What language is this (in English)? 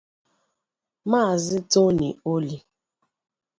Igbo